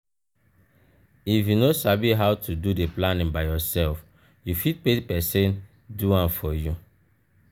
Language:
Nigerian Pidgin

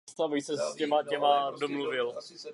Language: Czech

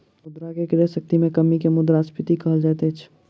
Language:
Maithili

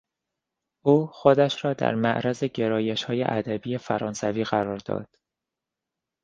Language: Persian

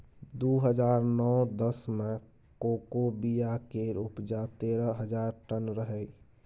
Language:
Maithili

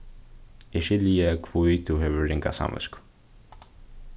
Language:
Faroese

